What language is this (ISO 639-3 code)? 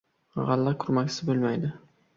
uzb